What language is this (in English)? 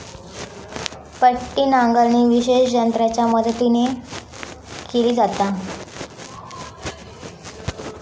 Marathi